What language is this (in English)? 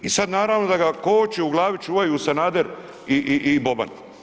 Croatian